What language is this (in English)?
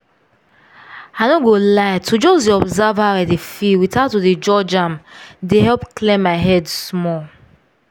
Nigerian Pidgin